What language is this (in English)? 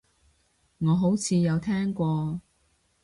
Cantonese